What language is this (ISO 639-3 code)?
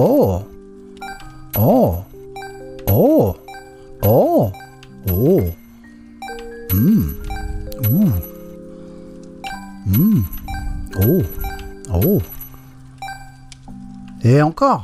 fra